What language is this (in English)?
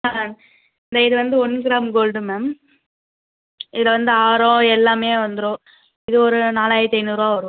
Tamil